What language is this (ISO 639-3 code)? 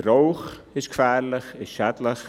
gsw